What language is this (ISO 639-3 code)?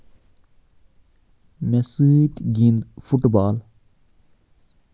kas